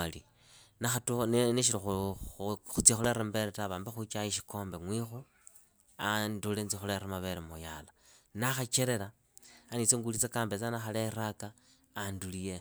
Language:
Idakho-Isukha-Tiriki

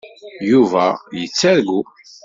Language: Kabyle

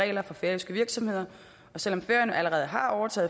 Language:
Danish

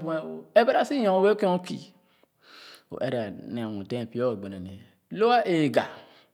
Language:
Khana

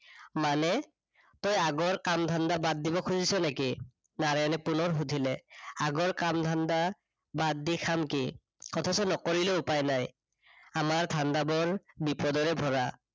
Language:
Assamese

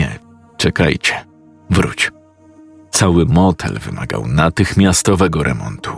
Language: Polish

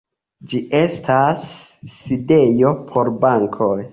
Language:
Esperanto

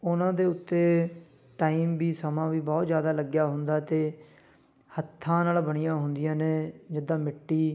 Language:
Punjabi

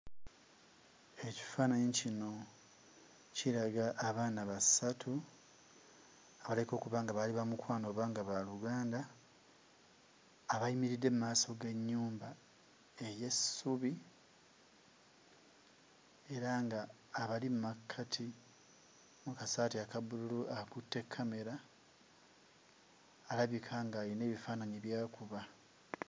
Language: Ganda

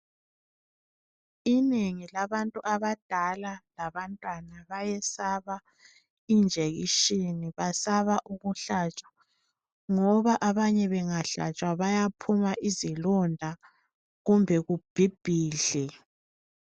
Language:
North Ndebele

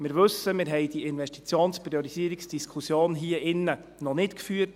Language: Swiss German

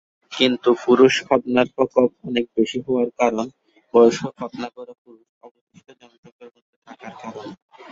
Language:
Bangla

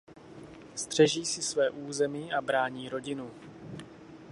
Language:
Czech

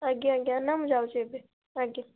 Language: Odia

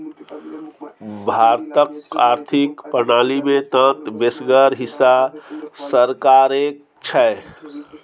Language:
Maithili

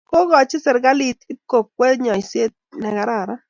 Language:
Kalenjin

